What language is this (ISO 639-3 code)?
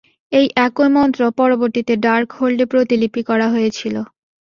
ben